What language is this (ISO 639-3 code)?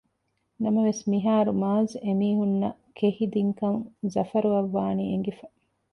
div